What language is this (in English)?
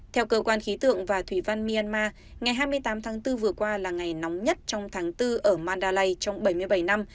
Vietnamese